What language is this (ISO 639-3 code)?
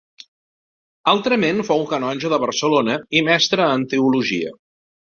cat